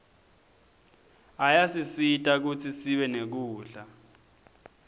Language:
Swati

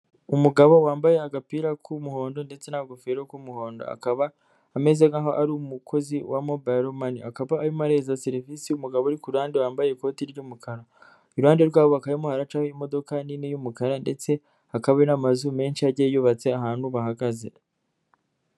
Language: Kinyarwanda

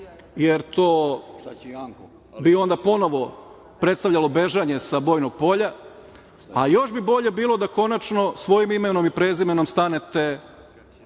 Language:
Serbian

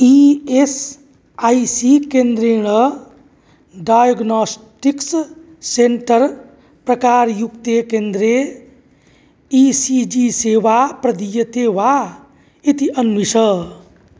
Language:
Sanskrit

